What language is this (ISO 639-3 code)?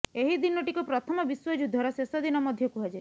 ori